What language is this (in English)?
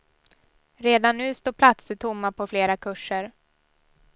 Swedish